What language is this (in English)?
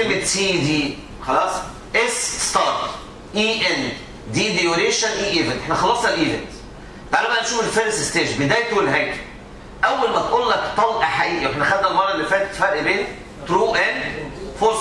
Arabic